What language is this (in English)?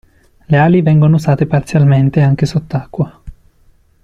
Italian